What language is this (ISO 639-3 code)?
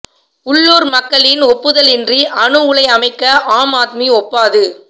tam